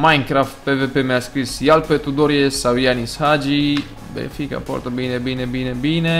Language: Romanian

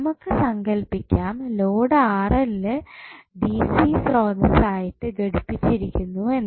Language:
Malayalam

